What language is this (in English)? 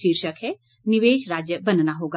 Hindi